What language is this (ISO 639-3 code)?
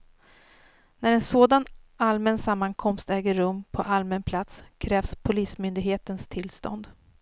swe